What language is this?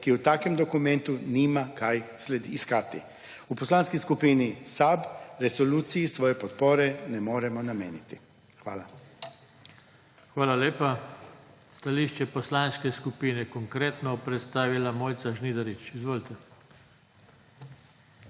Slovenian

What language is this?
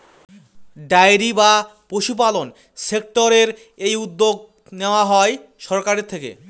Bangla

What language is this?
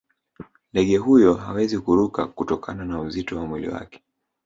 Swahili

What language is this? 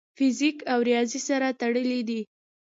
Pashto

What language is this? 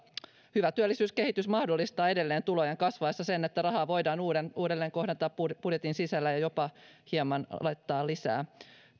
Finnish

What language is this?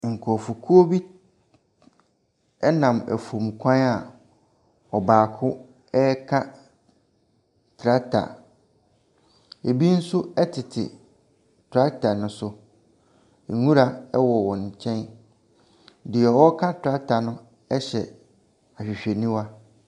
Akan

